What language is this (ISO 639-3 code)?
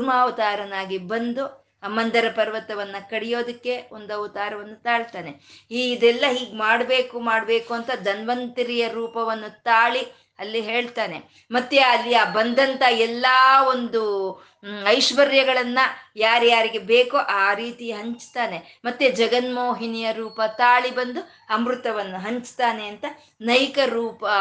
kan